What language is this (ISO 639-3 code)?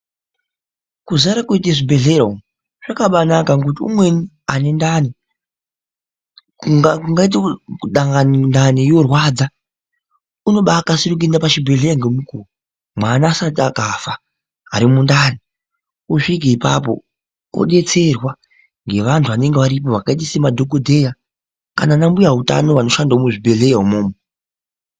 ndc